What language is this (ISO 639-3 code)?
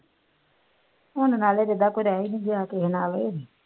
pan